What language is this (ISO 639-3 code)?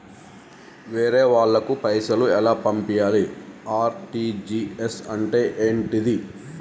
tel